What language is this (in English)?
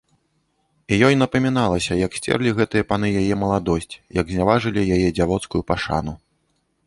Belarusian